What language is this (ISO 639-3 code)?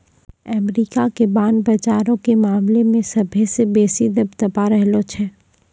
mai